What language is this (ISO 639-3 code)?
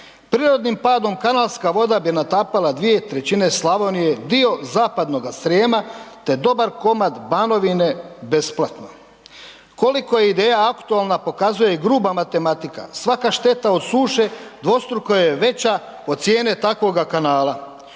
hrv